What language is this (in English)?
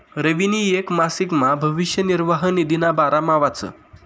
Marathi